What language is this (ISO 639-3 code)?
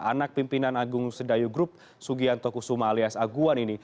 ind